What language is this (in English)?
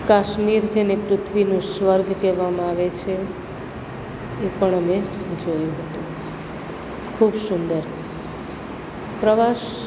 Gujarati